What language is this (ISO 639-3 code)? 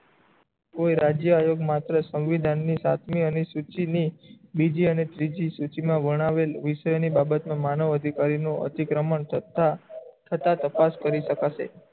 guj